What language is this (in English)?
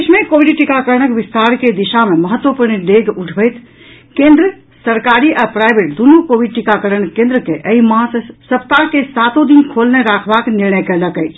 Maithili